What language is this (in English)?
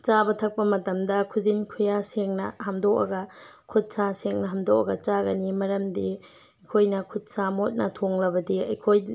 Manipuri